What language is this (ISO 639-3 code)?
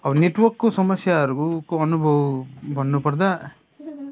nep